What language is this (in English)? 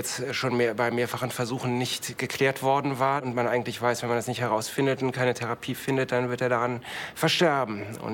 German